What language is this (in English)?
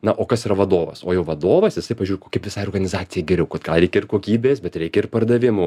Lithuanian